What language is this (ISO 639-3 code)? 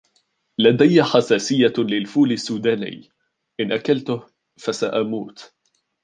ara